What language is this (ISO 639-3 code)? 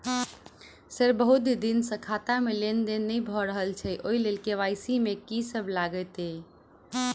mai